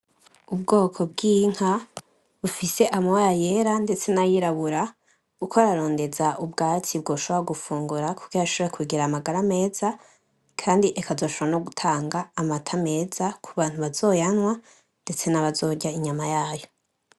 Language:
Rundi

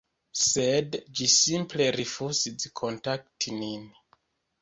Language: Esperanto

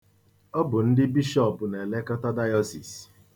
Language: Igbo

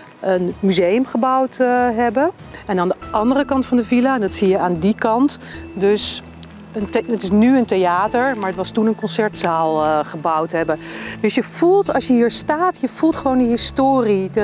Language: Dutch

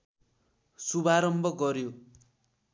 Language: Nepali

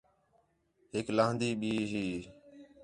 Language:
Khetrani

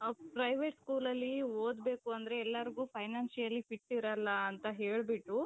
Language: Kannada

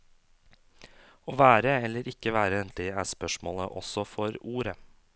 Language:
Norwegian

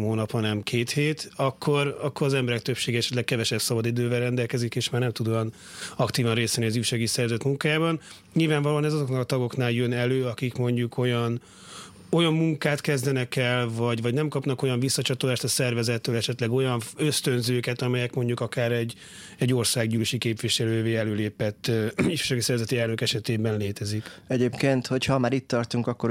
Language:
Hungarian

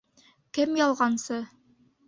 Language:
Bashkir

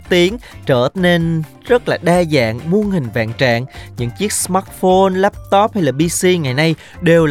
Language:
Vietnamese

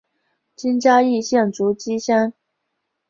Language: Chinese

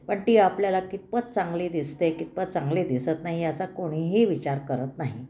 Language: Marathi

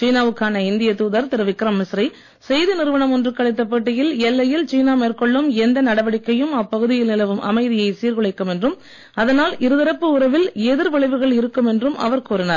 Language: Tamil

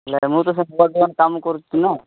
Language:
Odia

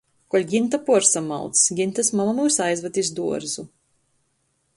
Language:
Latgalian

